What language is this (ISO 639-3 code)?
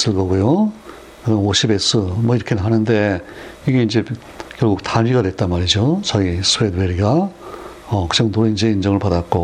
kor